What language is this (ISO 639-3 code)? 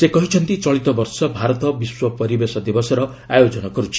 ori